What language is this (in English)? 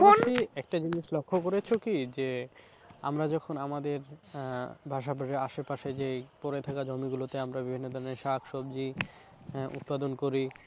Bangla